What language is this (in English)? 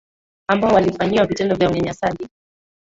Swahili